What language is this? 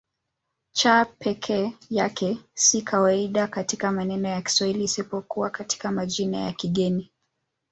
Swahili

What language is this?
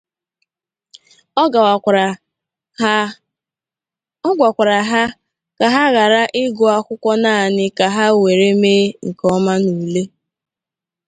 Igbo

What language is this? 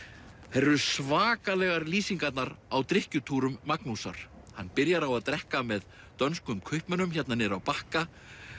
Icelandic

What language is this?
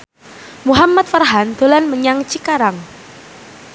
Javanese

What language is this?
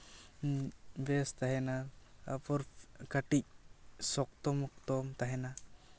Santali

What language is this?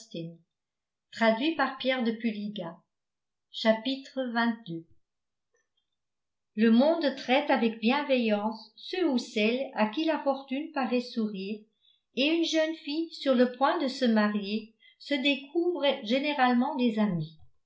French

